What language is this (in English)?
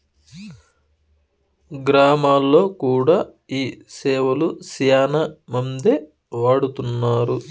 Telugu